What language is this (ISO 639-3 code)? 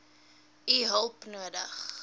afr